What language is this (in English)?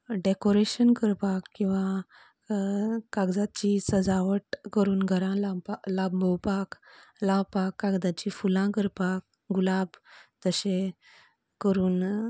Konkani